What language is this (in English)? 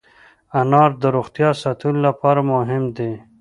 Pashto